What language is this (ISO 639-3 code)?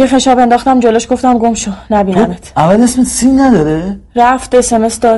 fas